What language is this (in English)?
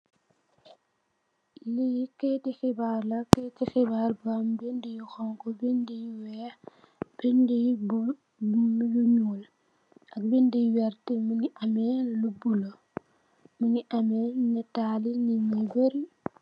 Wolof